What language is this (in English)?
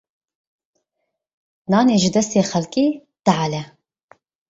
Kurdish